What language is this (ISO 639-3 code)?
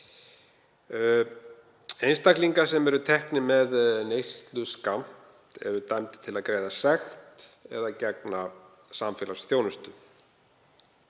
isl